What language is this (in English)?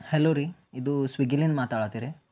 Kannada